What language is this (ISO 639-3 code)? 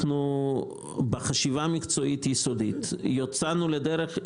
heb